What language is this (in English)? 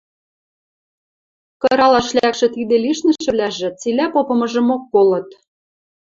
Western Mari